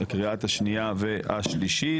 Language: Hebrew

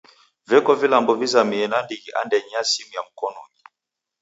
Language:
Taita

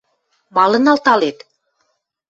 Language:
Western Mari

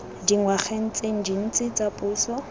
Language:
Tswana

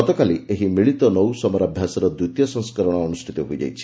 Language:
Odia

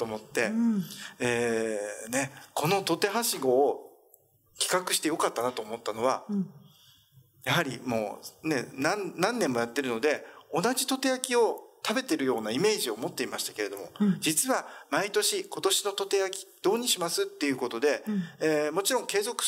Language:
Japanese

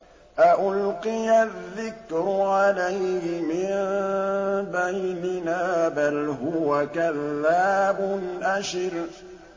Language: Arabic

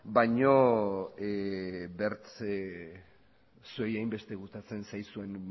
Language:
Basque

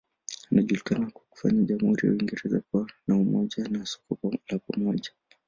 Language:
Swahili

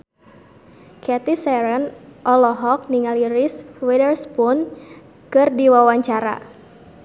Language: Sundanese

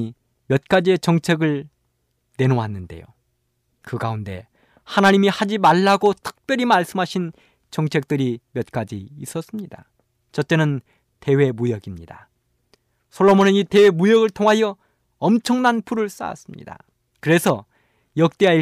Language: Korean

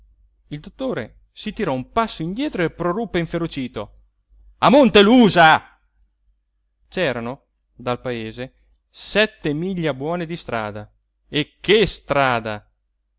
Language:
Italian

